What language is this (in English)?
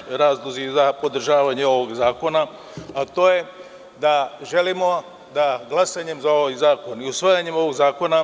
Serbian